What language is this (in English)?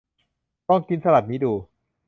Thai